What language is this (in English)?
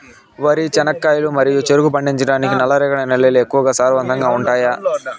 Telugu